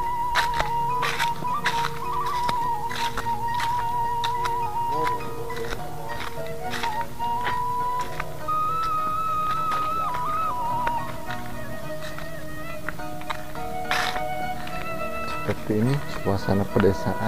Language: Indonesian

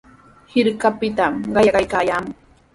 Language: Sihuas Ancash Quechua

